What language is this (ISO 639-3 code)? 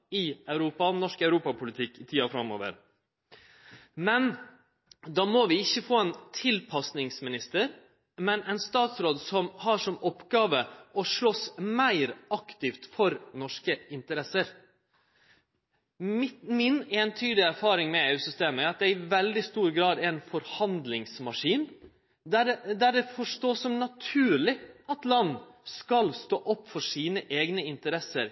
nno